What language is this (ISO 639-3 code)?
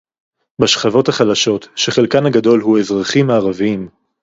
heb